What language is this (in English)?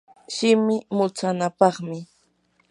Yanahuanca Pasco Quechua